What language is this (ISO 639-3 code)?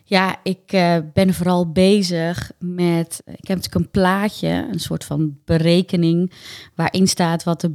nld